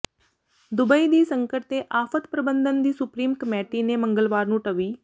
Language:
Punjabi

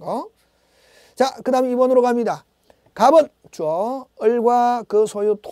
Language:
Korean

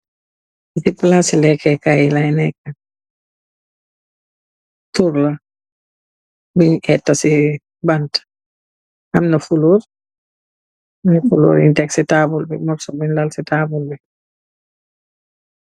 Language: Wolof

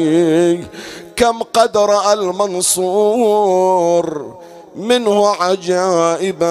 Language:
Arabic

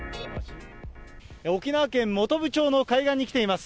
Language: Japanese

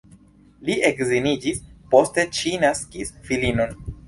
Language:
Esperanto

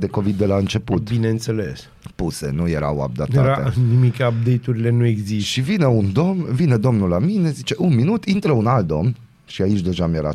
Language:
Romanian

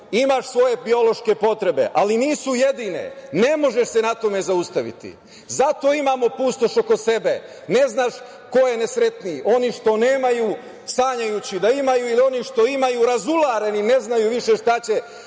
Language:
Serbian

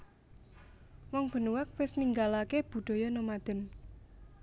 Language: Javanese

